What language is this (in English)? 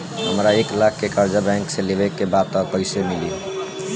Bhojpuri